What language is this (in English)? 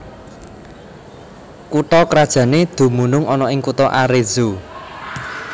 Javanese